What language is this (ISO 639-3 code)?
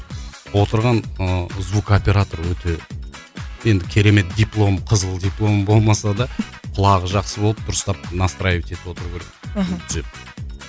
kaz